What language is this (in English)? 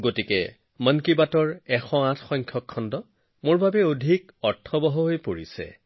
Assamese